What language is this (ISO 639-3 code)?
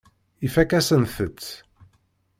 kab